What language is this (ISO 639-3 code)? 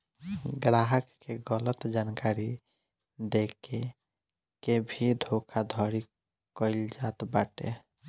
bho